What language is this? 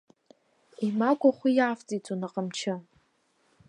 Abkhazian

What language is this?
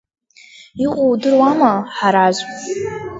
Abkhazian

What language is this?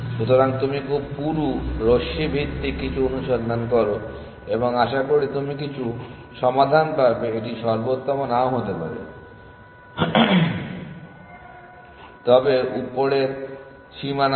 Bangla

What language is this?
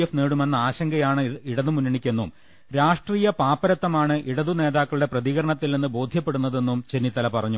Malayalam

